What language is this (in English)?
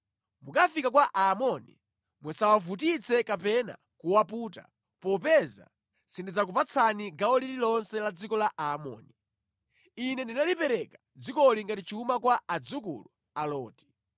Nyanja